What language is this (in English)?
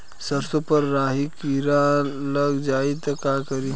Bhojpuri